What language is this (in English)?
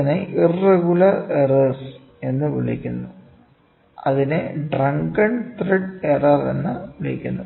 Malayalam